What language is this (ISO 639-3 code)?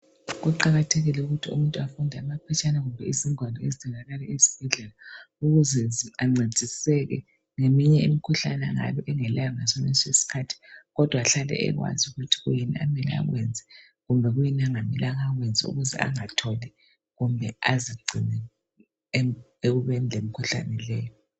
nde